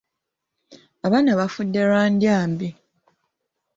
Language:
Ganda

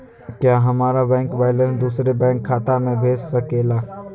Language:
Magahi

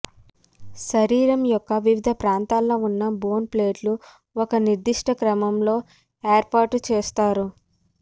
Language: Telugu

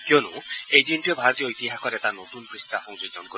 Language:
Assamese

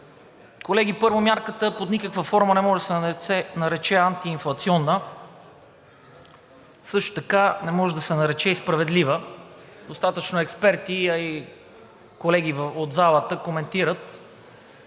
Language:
Bulgarian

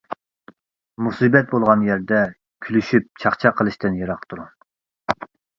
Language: Uyghur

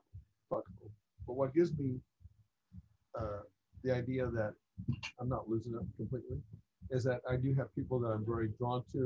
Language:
English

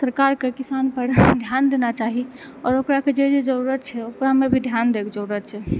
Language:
Maithili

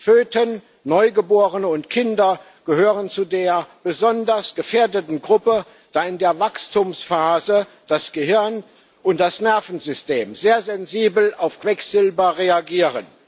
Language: German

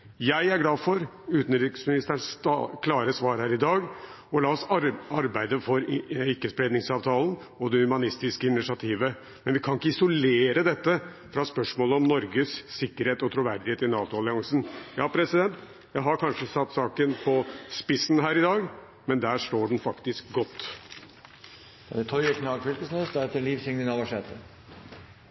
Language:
Norwegian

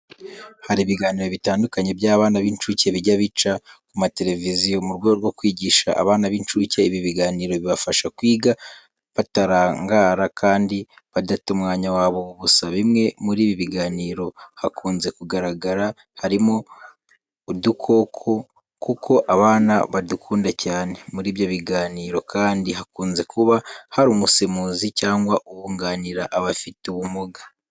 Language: Kinyarwanda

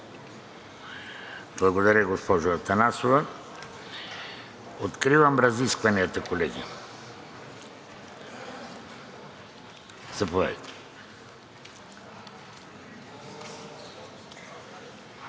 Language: Bulgarian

